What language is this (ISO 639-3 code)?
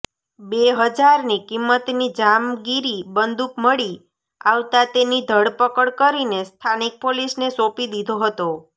guj